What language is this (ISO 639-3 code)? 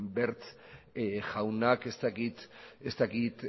eus